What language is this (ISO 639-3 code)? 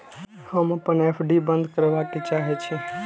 mai